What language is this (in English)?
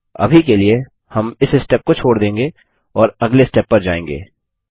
Hindi